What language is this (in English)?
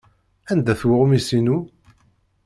Kabyle